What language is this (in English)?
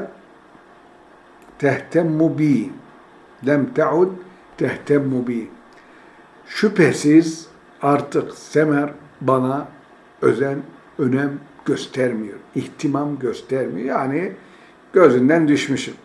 Turkish